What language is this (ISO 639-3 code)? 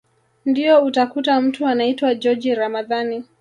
swa